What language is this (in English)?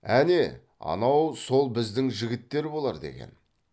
Kazakh